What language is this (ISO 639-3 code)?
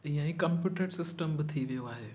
snd